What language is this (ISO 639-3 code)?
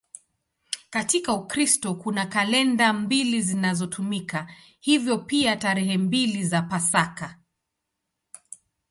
swa